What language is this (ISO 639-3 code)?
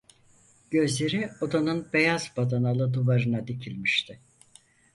tur